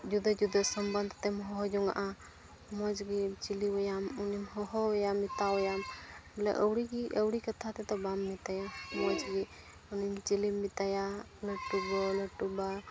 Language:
Santali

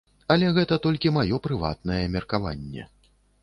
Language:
Belarusian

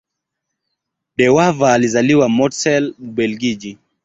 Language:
Swahili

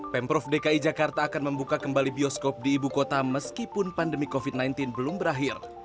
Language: Indonesian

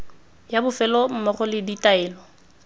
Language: Tswana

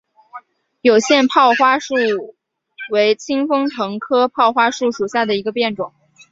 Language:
Chinese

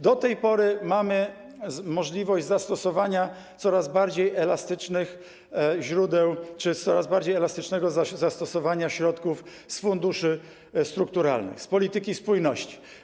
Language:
Polish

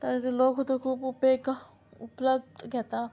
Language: Konkani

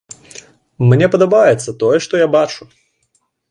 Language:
Belarusian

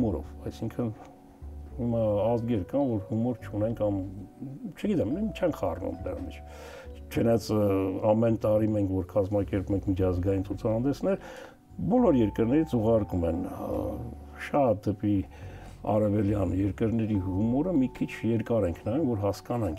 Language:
Turkish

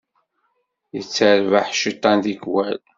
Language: Kabyle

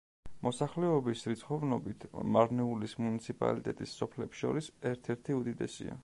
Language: Georgian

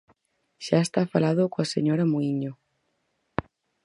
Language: Galician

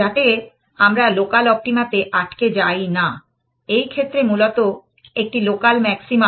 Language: Bangla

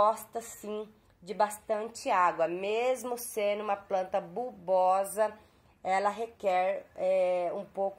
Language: Portuguese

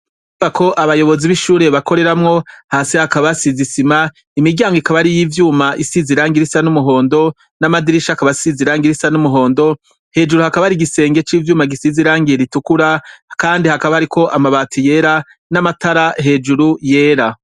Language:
Rundi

